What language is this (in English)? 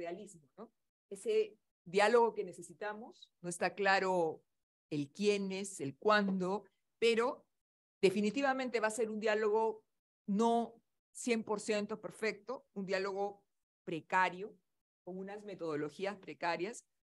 Spanish